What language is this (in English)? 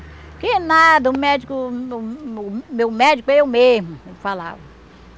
Portuguese